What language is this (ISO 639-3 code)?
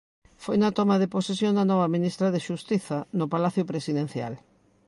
glg